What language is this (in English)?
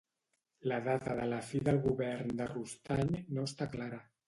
Catalan